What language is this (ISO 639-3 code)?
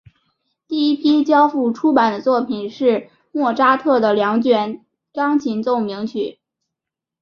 zho